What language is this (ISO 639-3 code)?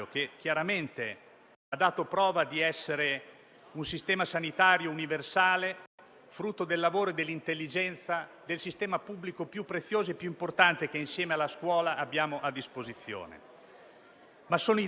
ita